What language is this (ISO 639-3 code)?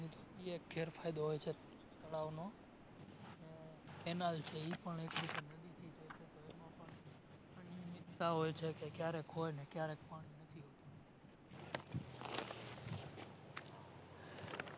guj